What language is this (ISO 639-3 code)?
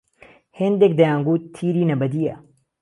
ckb